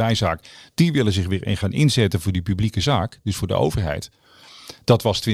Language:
Dutch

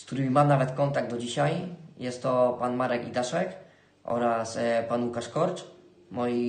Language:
Polish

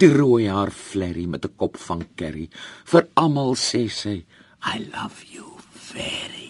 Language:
Dutch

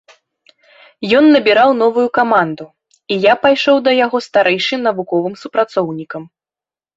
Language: Belarusian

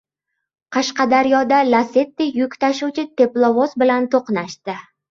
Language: Uzbek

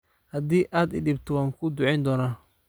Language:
Somali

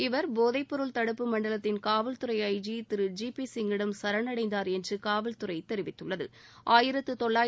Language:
Tamil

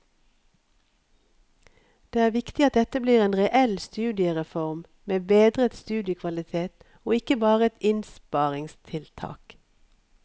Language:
Norwegian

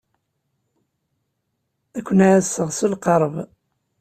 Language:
Kabyle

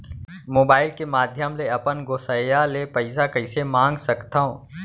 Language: Chhattisgarhi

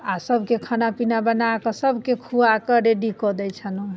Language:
Maithili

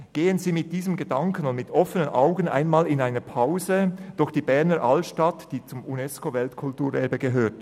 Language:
Swiss German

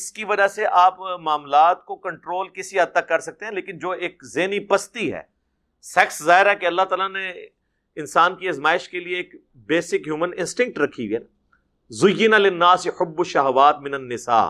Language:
Urdu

